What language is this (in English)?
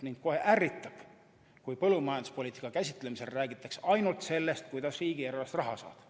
Estonian